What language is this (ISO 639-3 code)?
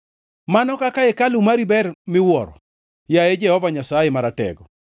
luo